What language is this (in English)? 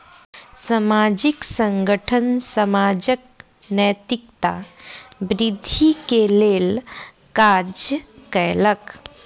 Maithili